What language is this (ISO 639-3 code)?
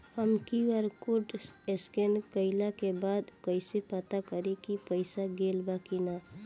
bho